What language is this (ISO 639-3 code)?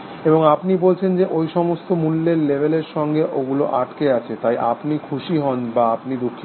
ben